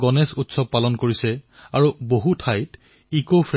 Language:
Assamese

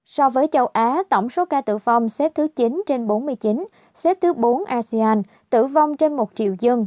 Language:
Vietnamese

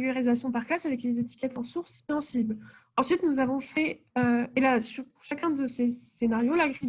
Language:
French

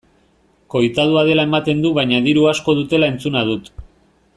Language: Basque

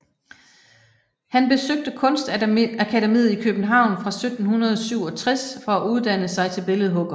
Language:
Danish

